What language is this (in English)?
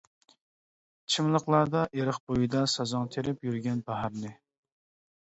Uyghur